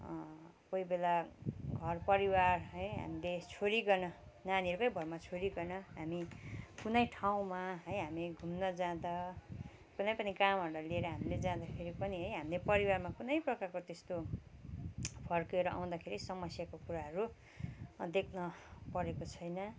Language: Nepali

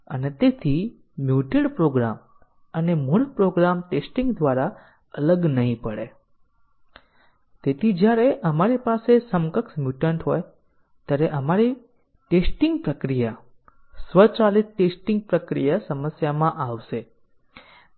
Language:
Gujarati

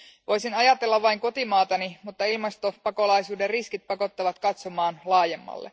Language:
Finnish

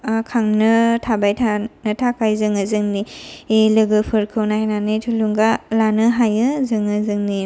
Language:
Bodo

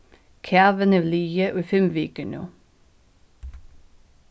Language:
Faroese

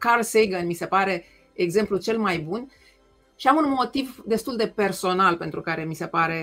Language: Romanian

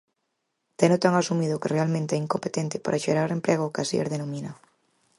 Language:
Galician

